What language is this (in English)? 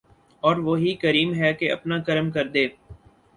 Urdu